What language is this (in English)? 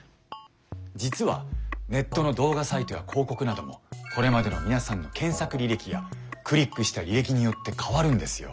Japanese